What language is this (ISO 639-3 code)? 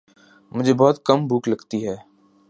urd